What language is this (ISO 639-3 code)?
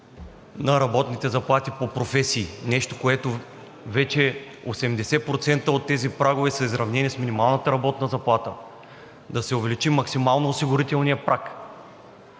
bul